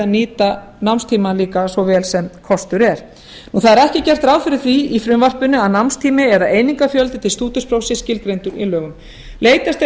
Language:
Icelandic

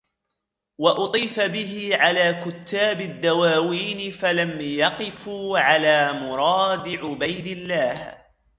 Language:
Arabic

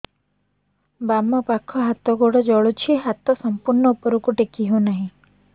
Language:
Odia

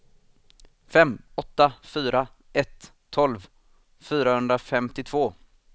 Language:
Swedish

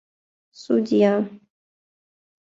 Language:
Mari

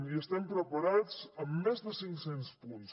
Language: Catalan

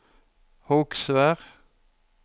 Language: Norwegian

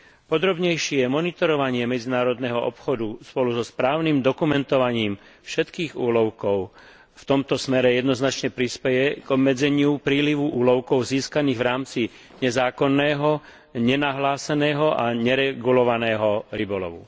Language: Slovak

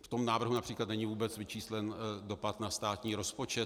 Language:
Czech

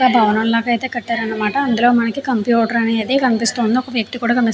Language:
Telugu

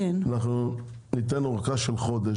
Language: Hebrew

